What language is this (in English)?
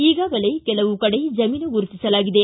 Kannada